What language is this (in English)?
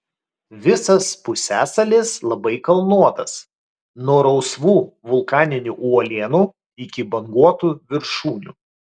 Lithuanian